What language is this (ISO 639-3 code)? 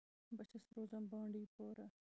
kas